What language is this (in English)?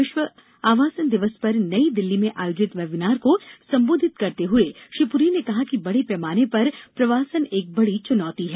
Hindi